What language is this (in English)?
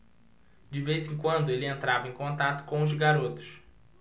Portuguese